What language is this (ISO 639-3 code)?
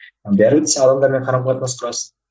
kaz